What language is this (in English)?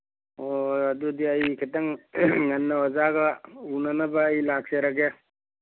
Manipuri